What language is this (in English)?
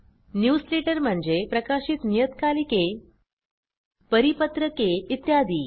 Marathi